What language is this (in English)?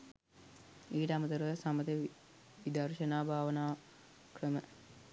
Sinhala